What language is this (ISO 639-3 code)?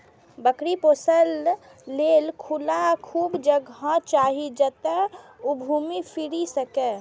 mai